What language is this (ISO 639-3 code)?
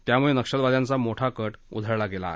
mar